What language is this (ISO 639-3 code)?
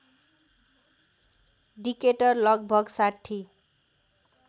nep